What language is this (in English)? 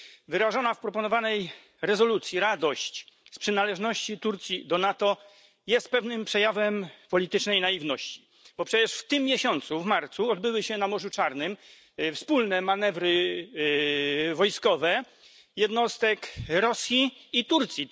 Polish